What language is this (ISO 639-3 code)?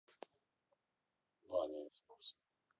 rus